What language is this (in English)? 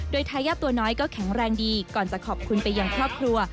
Thai